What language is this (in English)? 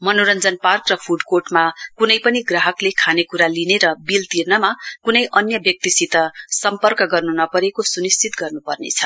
Nepali